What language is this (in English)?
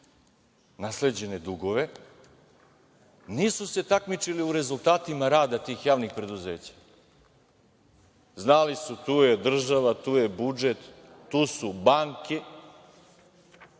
Serbian